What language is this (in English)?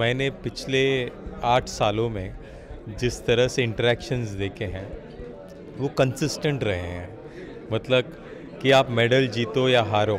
Hindi